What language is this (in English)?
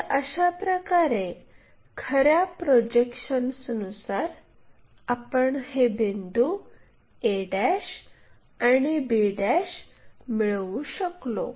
Marathi